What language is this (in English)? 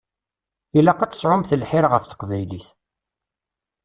Kabyle